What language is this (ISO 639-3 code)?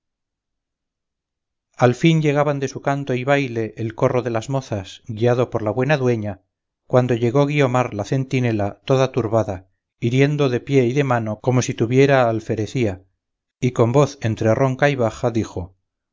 spa